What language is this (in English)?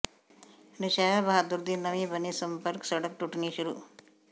Punjabi